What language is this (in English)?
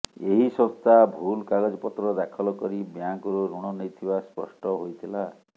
Odia